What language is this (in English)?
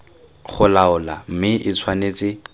Tswana